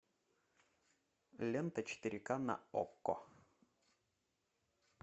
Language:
Russian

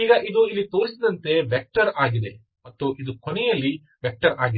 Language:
Kannada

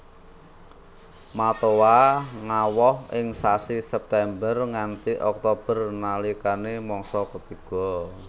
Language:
Javanese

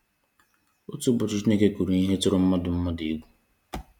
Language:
Igbo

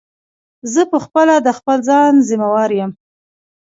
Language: Pashto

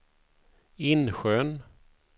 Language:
Swedish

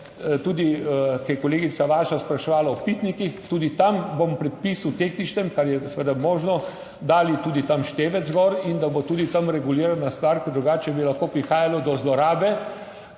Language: Slovenian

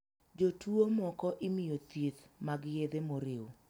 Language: Luo (Kenya and Tanzania)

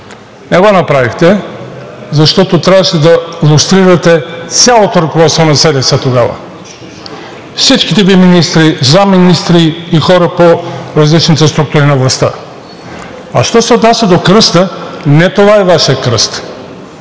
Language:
Bulgarian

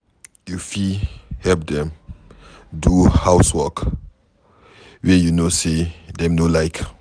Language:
Nigerian Pidgin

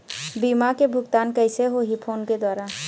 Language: Chhattisgarhi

